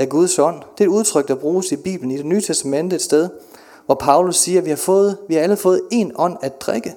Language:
Danish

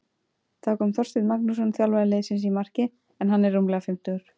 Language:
Icelandic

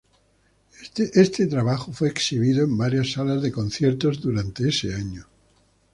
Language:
Spanish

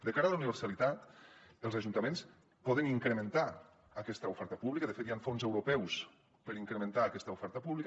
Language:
Catalan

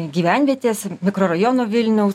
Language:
Lithuanian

